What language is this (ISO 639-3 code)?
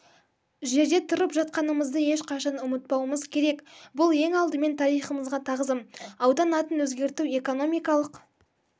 kaz